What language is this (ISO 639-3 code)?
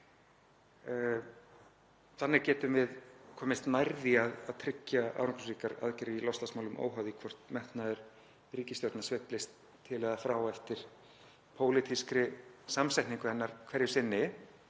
isl